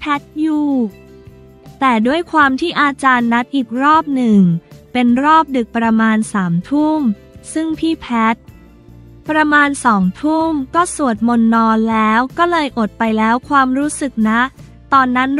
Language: Thai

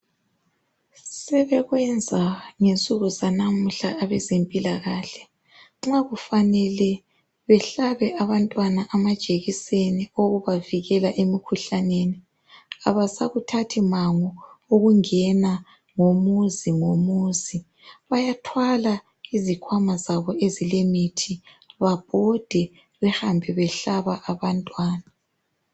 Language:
North Ndebele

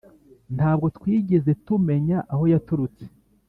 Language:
Kinyarwanda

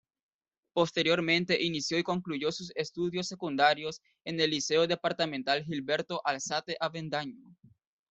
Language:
Spanish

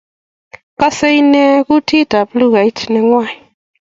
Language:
Kalenjin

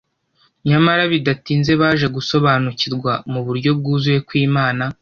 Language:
Kinyarwanda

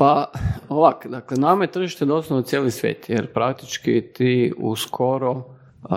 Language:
Croatian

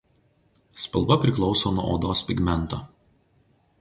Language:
Lithuanian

